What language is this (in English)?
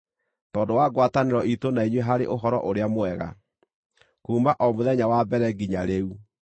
Kikuyu